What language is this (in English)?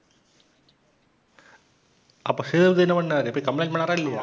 Tamil